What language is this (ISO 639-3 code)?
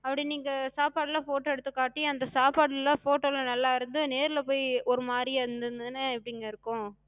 tam